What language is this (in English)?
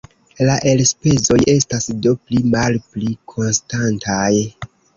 Esperanto